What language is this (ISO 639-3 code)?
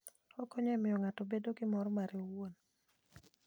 luo